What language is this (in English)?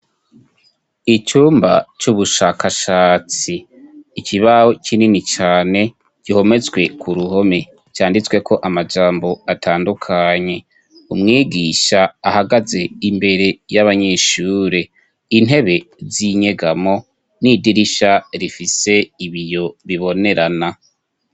Rundi